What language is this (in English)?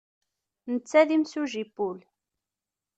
Kabyle